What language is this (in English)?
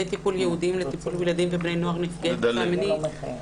Hebrew